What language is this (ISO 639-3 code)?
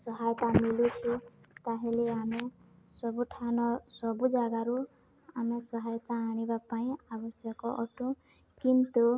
ori